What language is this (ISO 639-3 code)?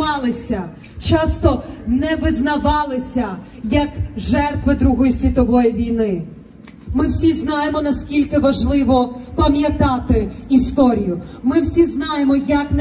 ukr